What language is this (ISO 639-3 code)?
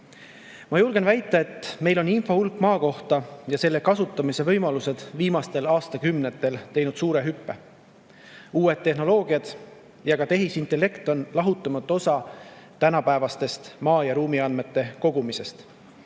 est